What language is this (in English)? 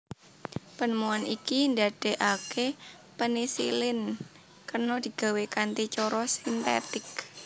Javanese